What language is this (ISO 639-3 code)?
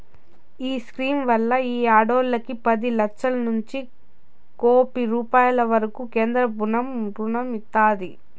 tel